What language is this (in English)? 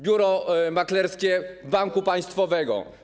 Polish